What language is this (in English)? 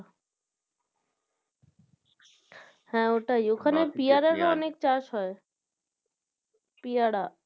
Bangla